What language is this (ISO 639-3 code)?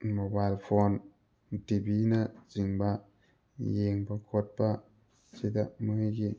mni